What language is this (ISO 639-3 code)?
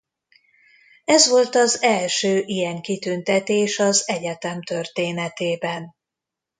hun